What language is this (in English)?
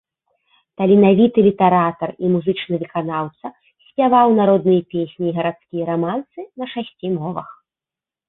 Belarusian